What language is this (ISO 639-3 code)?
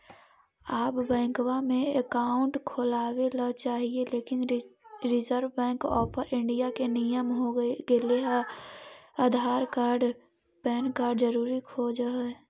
mag